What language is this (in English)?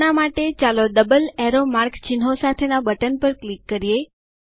Gujarati